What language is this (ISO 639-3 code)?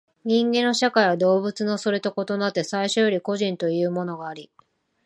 jpn